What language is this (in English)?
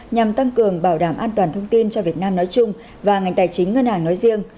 Vietnamese